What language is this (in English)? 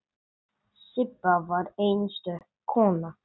Icelandic